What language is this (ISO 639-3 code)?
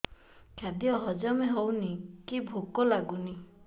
ori